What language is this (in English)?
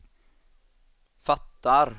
Swedish